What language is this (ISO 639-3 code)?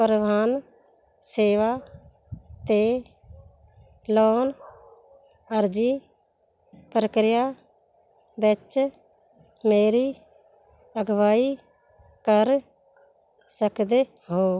pan